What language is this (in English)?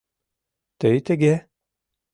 Mari